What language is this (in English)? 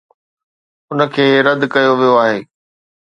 Sindhi